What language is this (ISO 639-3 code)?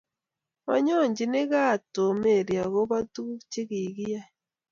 kln